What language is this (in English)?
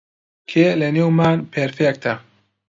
Central Kurdish